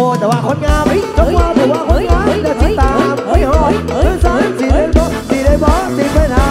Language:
Thai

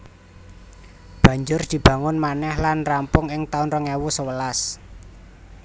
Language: Javanese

